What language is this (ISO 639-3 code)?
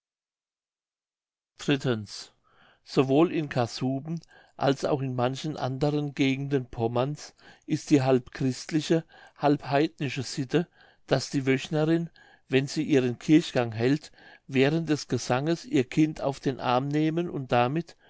deu